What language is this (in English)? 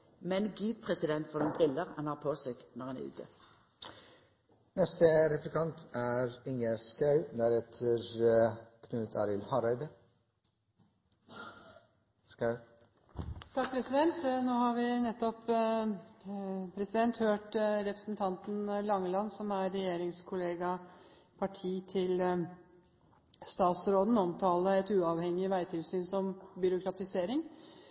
Norwegian